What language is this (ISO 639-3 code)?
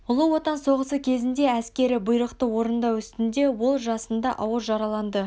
kaz